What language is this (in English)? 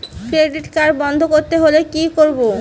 Bangla